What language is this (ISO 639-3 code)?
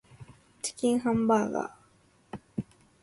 jpn